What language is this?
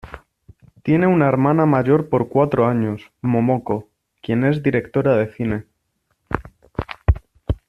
Spanish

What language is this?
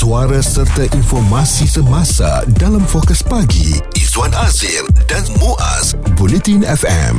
Malay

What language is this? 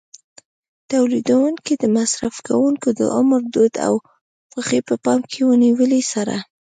Pashto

